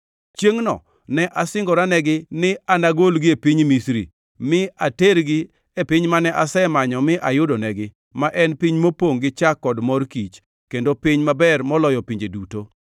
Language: Luo (Kenya and Tanzania)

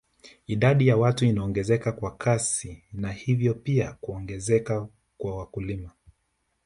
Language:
Swahili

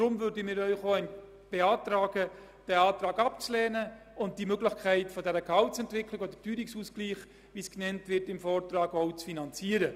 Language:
Swiss German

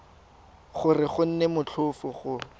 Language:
Tswana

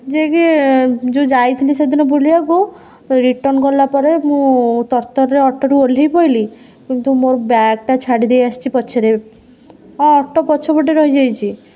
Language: Odia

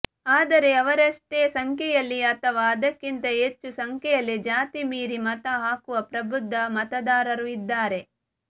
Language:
Kannada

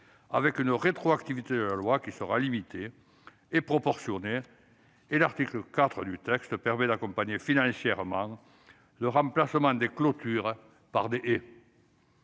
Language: French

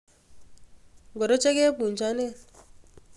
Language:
Kalenjin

